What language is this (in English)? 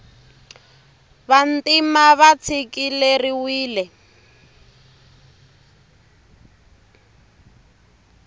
Tsonga